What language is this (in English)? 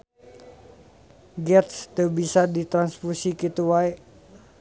Sundanese